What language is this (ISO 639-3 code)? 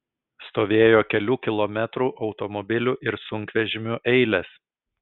lit